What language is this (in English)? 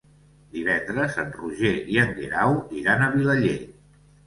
Catalan